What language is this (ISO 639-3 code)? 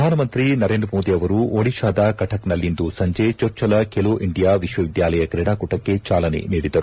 kan